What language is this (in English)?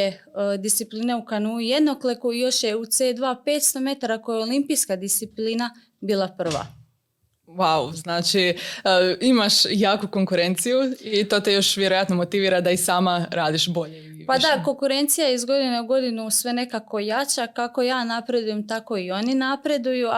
Croatian